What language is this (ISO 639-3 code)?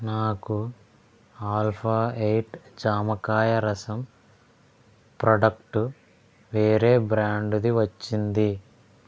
tel